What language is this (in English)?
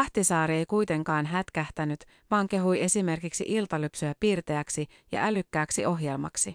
Finnish